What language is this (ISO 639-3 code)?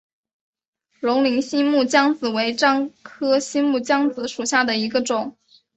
zho